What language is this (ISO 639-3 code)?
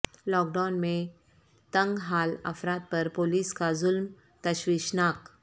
urd